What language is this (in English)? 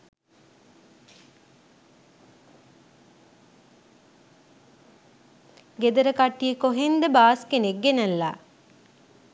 Sinhala